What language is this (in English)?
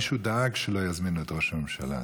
Hebrew